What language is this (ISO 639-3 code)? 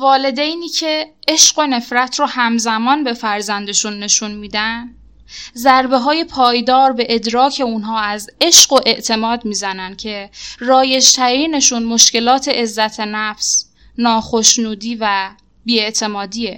fas